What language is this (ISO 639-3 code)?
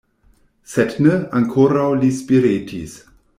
epo